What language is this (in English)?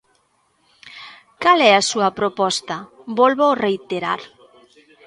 Galician